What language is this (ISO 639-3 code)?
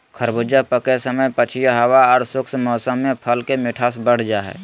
mag